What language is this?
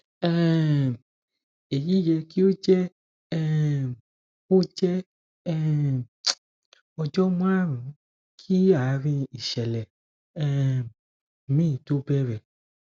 Yoruba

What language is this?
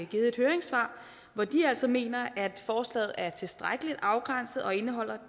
Danish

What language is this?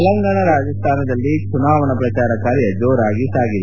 Kannada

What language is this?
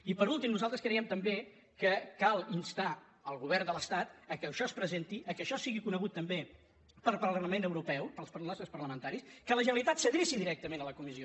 Catalan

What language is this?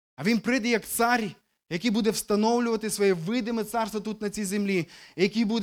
Ukrainian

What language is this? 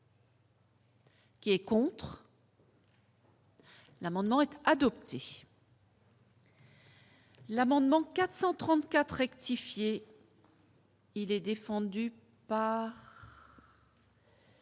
French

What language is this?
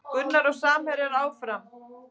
Icelandic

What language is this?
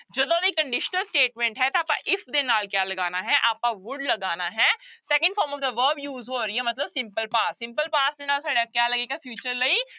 Punjabi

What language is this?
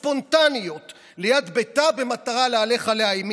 Hebrew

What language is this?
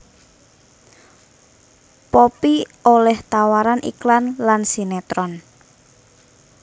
Javanese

